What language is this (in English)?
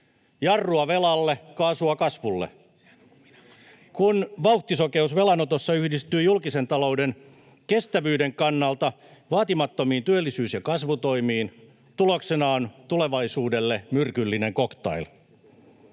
Finnish